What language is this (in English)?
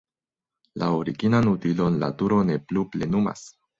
Esperanto